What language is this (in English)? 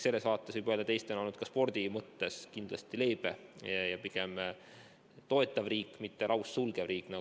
Estonian